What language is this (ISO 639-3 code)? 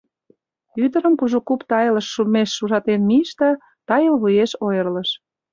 chm